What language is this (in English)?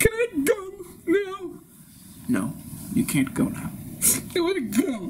English